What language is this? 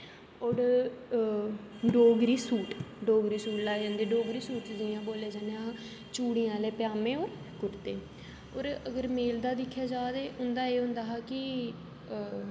Dogri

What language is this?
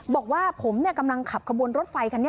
Thai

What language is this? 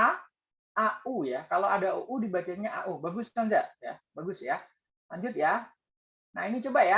Indonesian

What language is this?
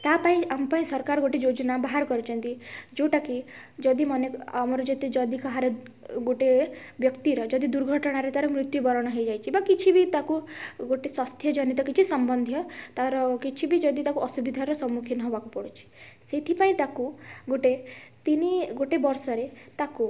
Odia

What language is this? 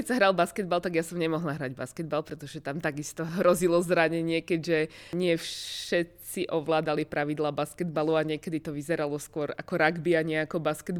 Slovak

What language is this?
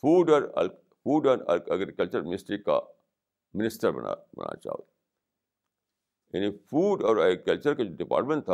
Urdu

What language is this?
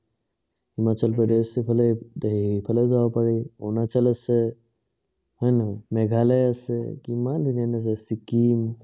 Assamese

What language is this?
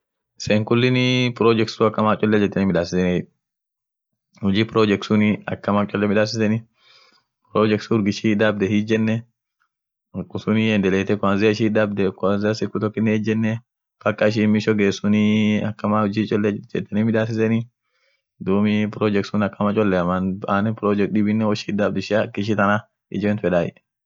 Orma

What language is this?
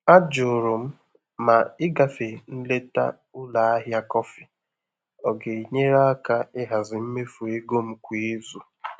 Igbo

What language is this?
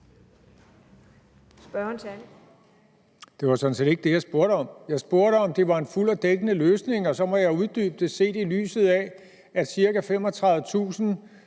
Danish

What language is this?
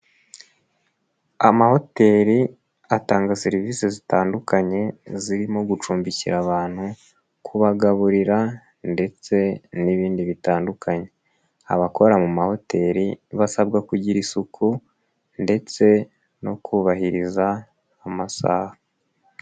Kinyarwanda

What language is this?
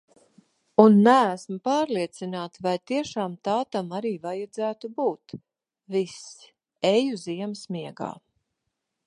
Latvian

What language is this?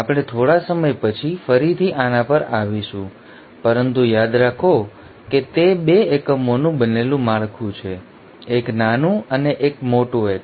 Gujarati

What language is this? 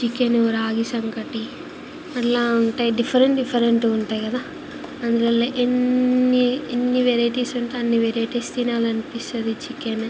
Telugu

